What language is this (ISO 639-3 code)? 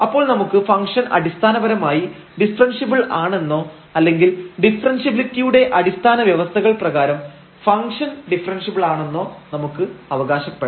mal